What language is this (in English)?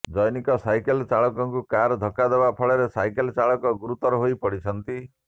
Odia